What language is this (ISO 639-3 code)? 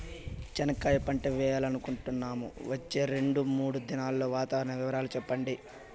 tel